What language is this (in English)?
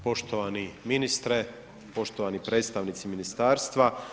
Croatian